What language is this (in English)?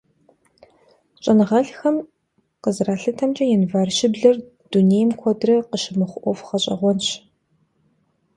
Kabardian